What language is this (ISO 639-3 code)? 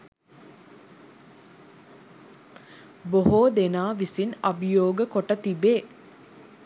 sin